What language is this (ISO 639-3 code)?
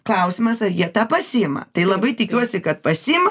lit